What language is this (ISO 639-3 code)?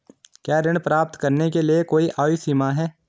hin